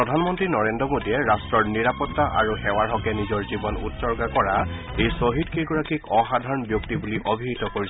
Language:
Assamese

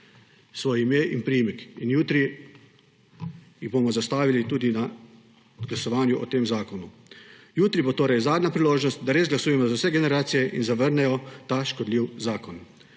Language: Slovenian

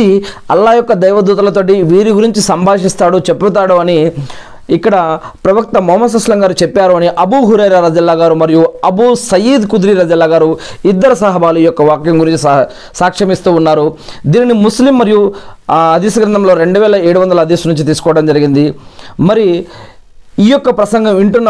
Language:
Telugu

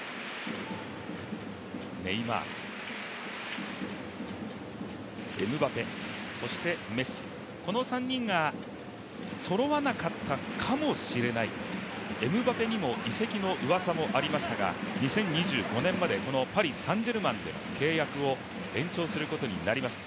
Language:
Japanese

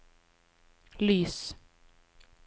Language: Norwegian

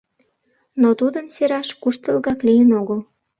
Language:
Mari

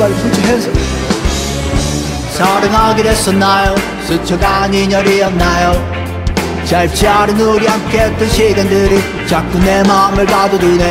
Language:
Korean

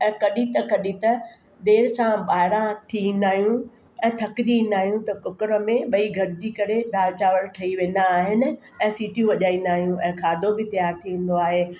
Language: Sindhi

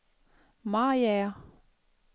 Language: Danish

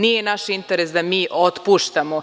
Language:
Serbian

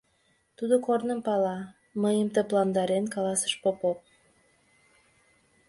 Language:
Mari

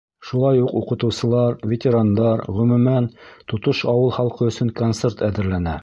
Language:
Bashkir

